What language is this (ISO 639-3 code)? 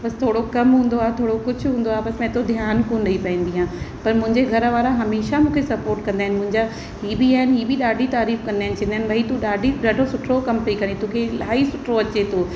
snd